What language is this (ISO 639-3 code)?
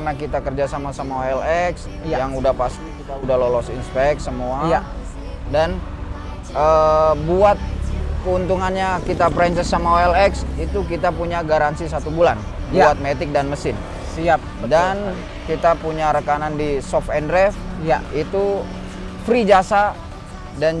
ind